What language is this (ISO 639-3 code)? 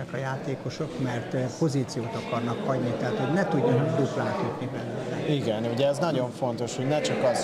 hun